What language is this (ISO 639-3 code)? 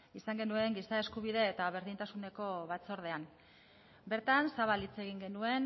eus